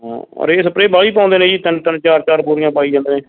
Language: Punjabi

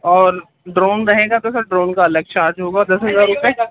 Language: Urdu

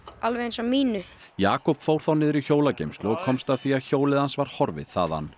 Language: Icelandic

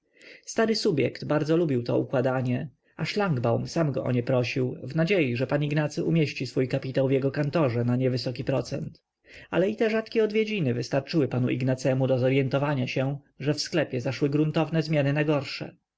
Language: Polish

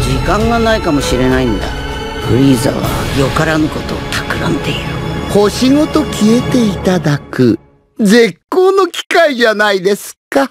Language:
Japanese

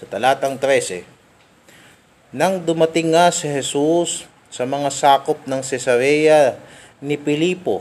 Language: Filipino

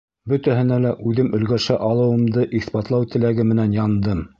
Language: Bashkir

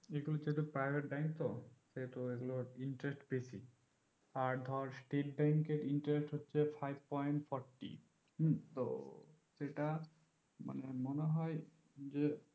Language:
Bangla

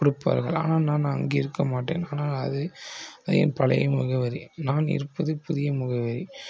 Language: Tamil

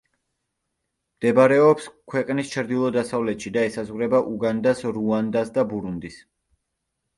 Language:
Georgian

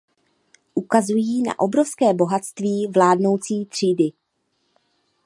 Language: Czech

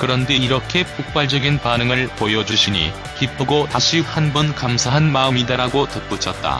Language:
Korean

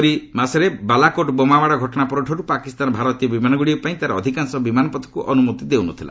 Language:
Odia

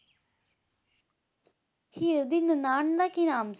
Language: Punjabi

